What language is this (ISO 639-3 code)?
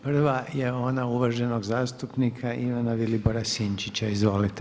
hrv